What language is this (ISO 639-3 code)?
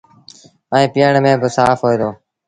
sbn